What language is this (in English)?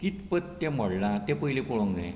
Konkani